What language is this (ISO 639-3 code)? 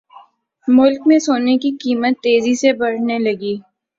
urd